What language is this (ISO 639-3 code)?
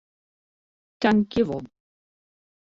fry